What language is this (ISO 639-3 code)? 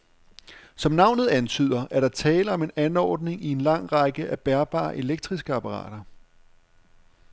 dan